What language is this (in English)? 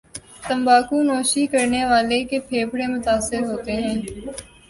Urdu